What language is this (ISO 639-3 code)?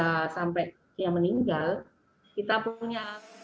ind